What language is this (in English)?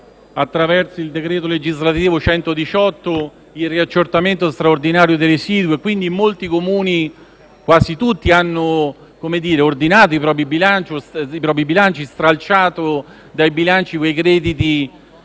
Italian